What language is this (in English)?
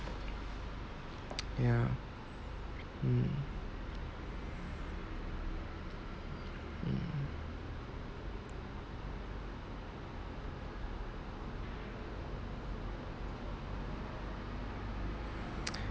English